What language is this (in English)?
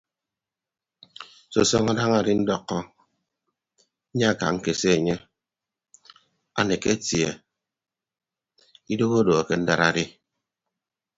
Ibibio